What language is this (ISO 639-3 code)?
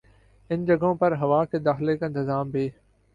urd